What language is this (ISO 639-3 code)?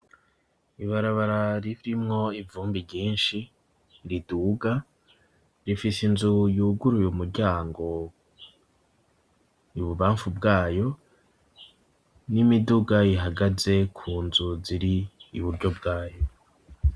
run